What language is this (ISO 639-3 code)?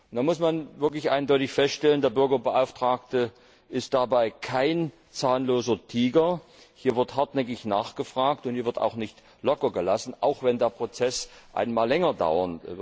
deu